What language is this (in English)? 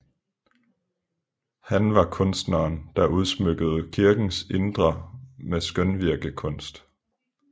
Danish